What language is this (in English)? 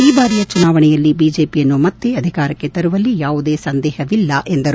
Kannada